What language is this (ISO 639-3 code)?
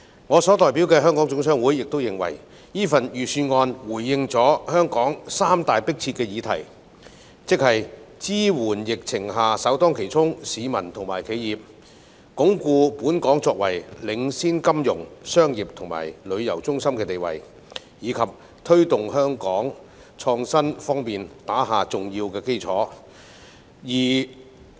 yue